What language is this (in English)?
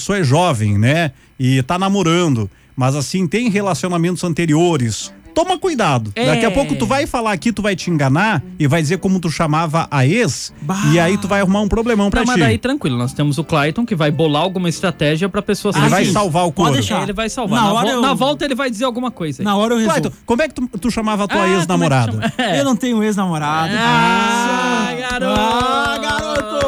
Portuguese